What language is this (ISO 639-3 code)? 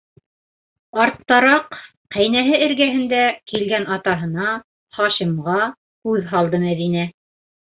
bak